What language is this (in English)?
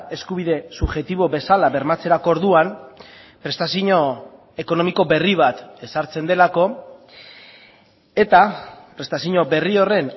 Basque